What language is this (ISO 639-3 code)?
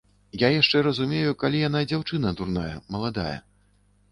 bel